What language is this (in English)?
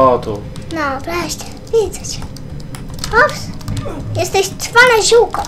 Polish